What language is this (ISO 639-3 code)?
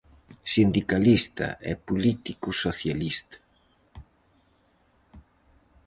glg